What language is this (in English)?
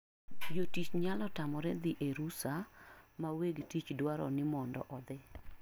Luo (Kenya and Tanzania)